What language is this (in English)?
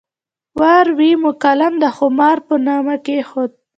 Pashto